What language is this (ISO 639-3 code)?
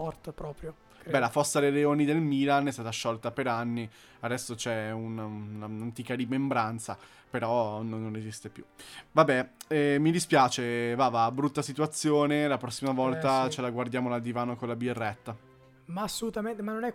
ita